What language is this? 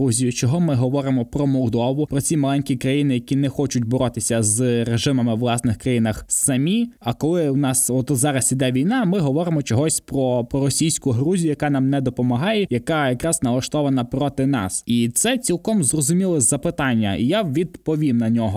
Ukrainian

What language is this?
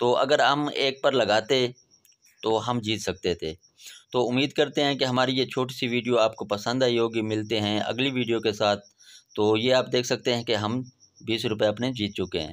Hindi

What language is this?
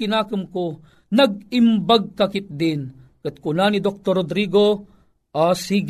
Filipino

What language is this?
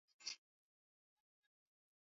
Swahili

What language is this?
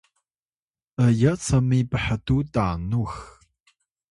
Atayal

